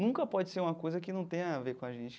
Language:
Portuguese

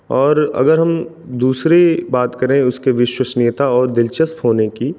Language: Hindi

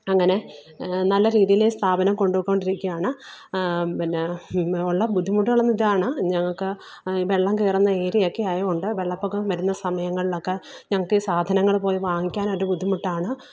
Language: Malayalam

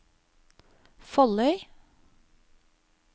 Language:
Norwegian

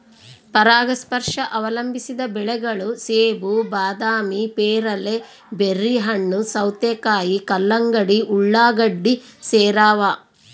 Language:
Kannada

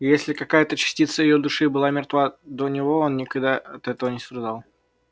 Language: Russian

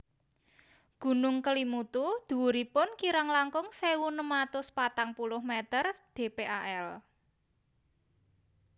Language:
Javanese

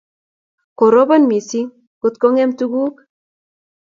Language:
Kalenjin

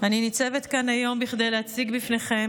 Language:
Hebrew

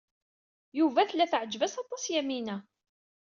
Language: Kabyle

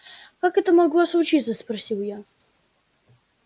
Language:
Russian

